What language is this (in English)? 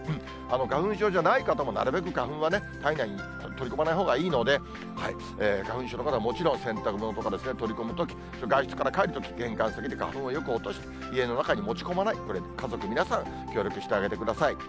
Japanese